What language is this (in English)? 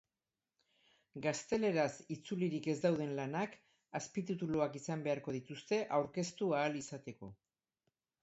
Basque